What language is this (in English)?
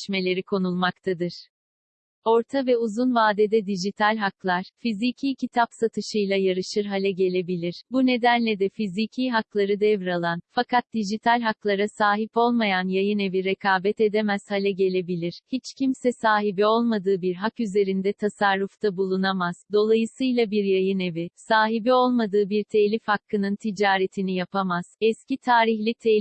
Turkish